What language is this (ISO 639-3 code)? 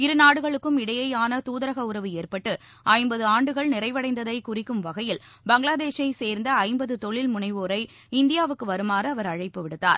tam